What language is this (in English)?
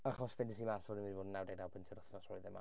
Welsh